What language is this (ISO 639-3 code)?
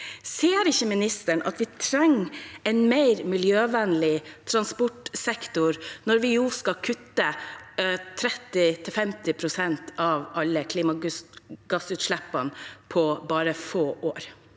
nor